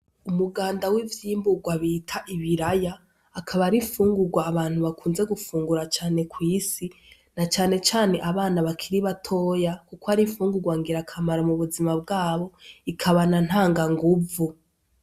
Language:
Rundi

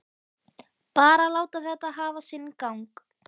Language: Icelandic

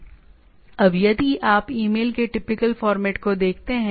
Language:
Hindi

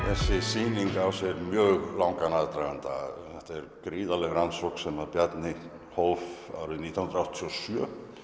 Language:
Icelandic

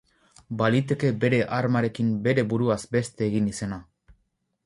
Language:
Basque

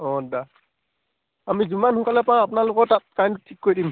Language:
Assamese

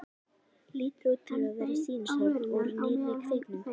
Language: Icelandic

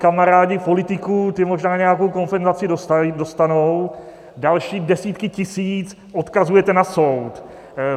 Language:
Czech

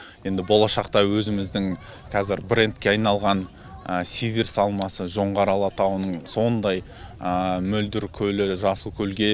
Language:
Kazakh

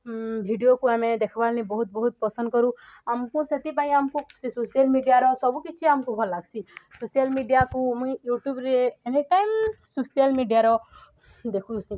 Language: Odia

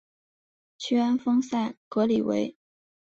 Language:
Chinese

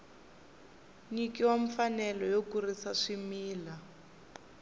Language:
Tsonga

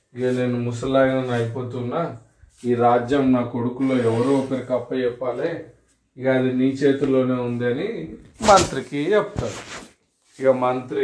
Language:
Telugu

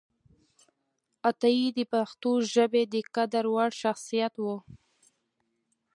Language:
Pashto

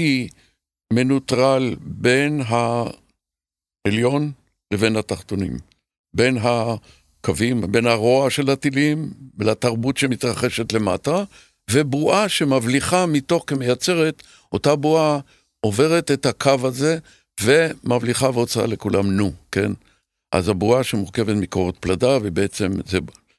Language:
Hebrew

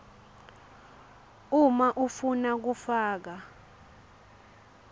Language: Swati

